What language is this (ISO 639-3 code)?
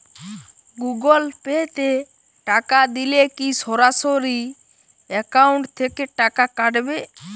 ben